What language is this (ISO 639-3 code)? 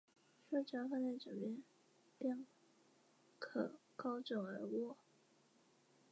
zho